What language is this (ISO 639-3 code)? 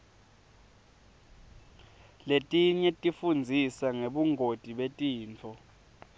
ssw